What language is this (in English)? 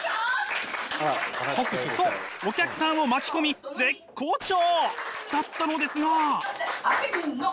Japanese